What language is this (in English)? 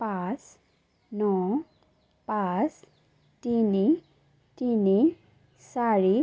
Assamese